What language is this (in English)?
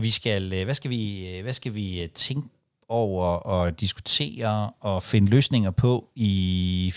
Danish